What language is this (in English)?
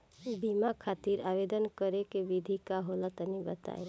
Bhojpuri